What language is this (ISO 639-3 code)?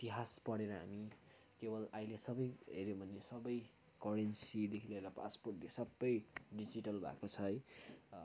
nep